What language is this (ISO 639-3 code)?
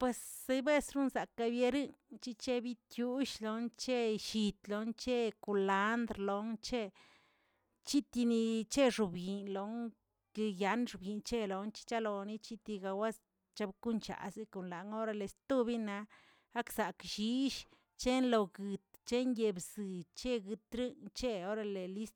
zts